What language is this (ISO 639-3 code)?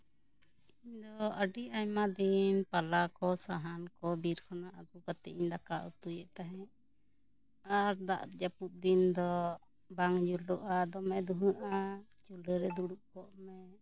sat